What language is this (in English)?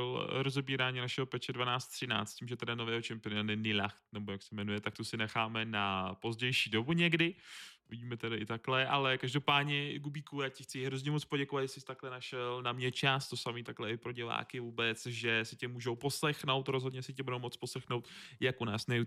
Czech